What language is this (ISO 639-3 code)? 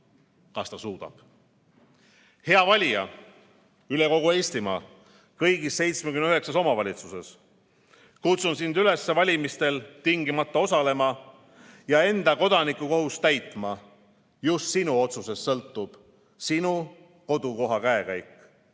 est